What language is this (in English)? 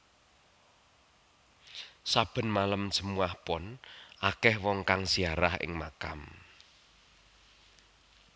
Javanese